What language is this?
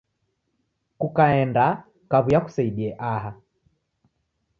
Taita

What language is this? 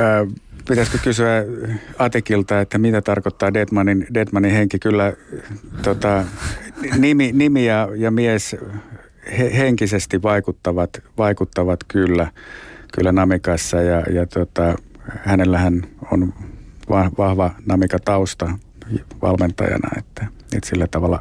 Finnish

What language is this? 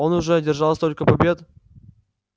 Russian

